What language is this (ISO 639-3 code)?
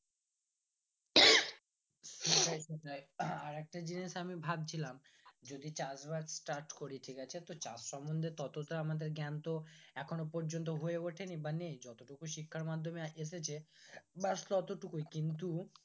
ben